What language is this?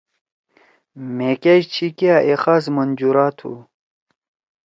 Torwali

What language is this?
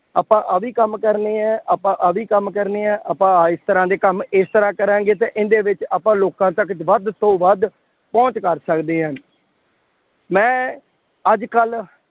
Punjabi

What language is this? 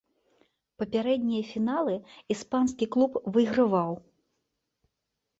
Belarusian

